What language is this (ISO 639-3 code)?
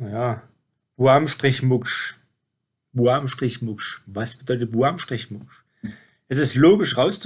deu